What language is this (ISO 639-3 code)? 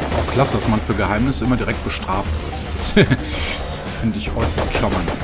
deu